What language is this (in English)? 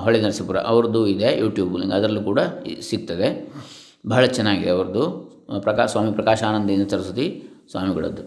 Kannada